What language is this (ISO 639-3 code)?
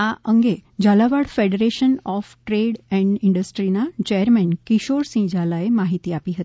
guj